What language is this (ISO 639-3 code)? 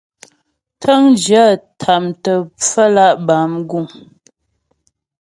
bbj